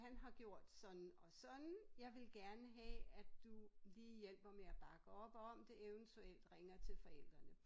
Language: Danish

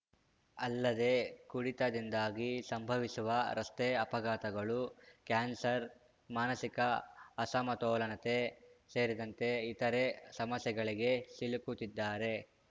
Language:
Kannada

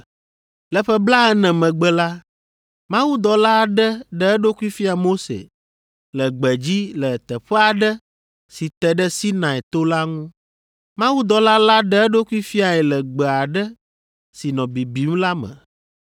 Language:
Ewe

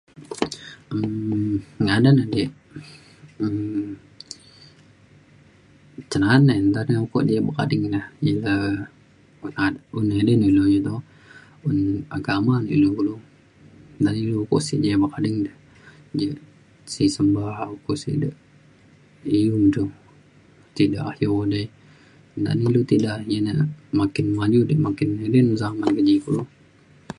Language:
Mainstream Kenyah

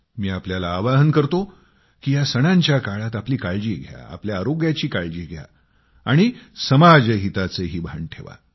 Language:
Marathi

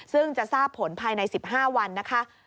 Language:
Thai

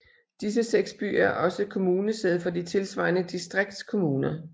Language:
Danish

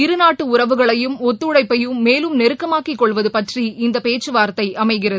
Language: Tamil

